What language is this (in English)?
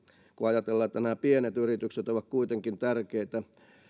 Finnish